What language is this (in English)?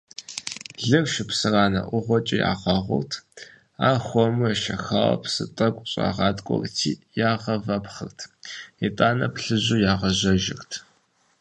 Kabardian